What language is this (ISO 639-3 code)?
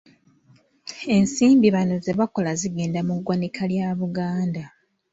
lug